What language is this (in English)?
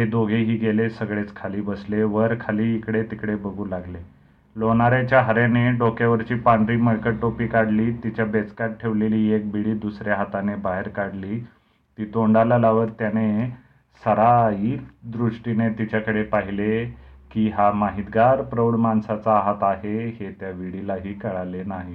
Marathi